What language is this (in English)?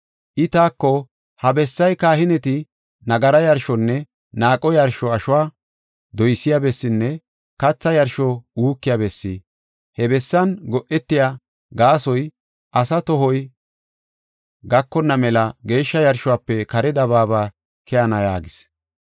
Gofa